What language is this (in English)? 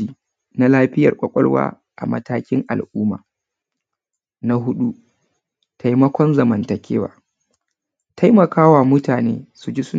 Hausa